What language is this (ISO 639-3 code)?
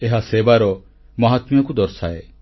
ori